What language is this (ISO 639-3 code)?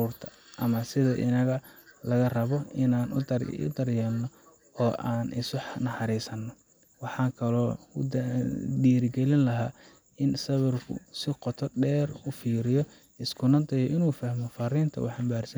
som